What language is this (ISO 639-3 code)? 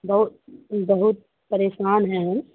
urd